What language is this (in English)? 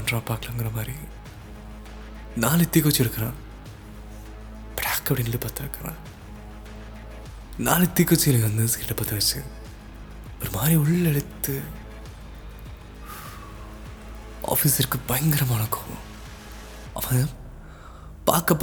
Tamil